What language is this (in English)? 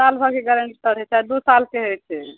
Maithili